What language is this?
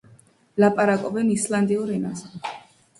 Georgian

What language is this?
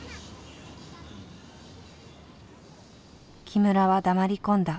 Japanese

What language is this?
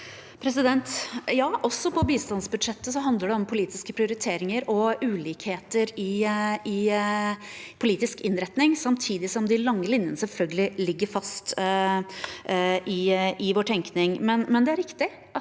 Norwegian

